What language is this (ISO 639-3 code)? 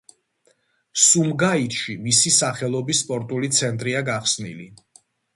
kat